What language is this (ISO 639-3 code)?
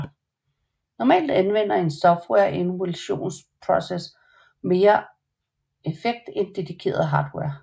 dan